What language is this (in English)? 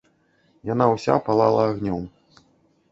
Belarusian